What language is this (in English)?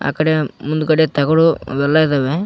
Kannada